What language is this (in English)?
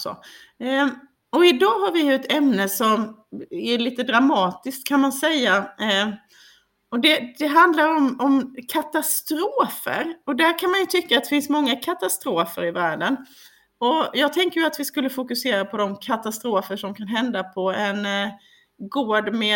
Swedish